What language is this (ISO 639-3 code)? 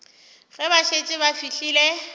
nso